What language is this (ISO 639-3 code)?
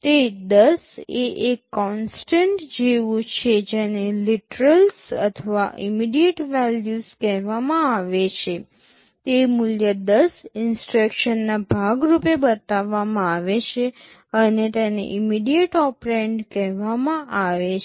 guj